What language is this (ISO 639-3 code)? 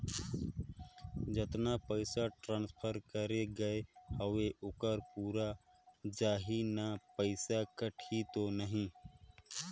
hne